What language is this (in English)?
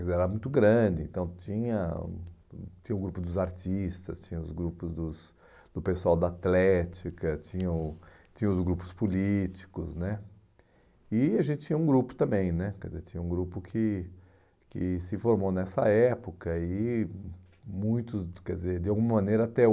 Portuguese